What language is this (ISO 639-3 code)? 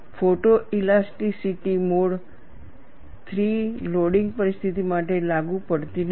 guj